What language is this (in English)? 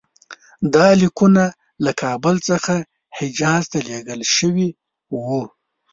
Pashto